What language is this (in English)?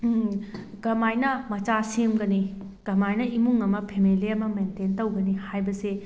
Manipuri